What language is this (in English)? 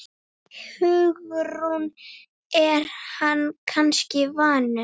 Icelandic